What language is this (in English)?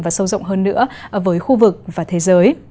Vietnamese